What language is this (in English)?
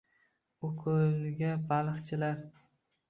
Uzbek